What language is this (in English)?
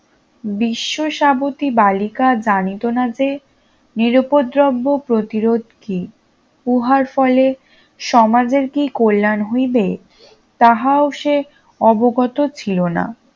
Bangla